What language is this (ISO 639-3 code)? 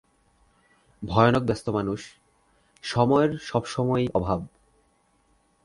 ben